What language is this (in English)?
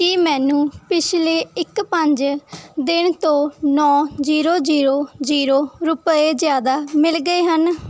Punjabi